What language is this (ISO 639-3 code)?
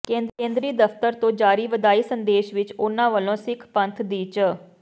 pan